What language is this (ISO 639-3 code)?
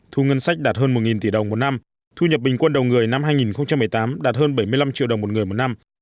vie